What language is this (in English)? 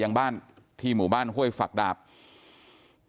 Thai